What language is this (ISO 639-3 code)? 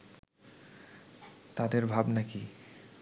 ben